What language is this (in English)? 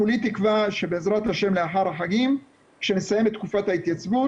Hebrew